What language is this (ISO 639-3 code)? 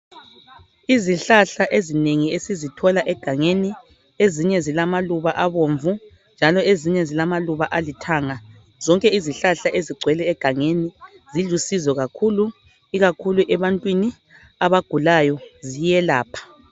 nde